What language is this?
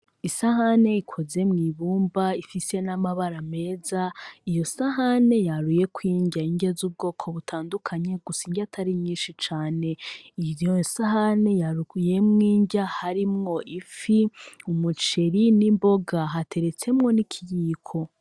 Rundi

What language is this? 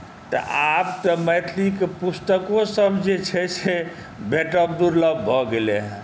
Maithili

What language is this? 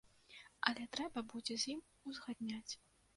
Belarusian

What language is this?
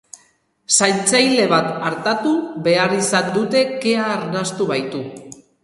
Basque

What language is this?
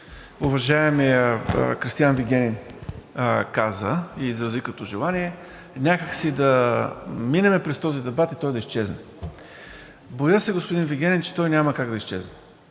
Bulgarian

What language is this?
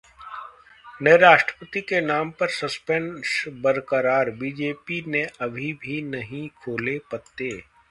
Hindi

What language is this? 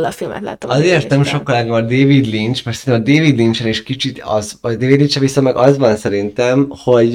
Hungarian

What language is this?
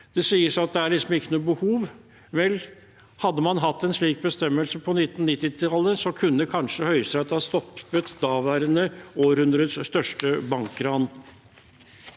Norwegian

